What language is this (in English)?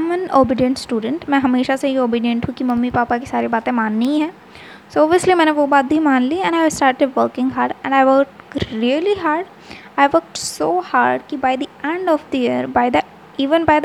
Hindi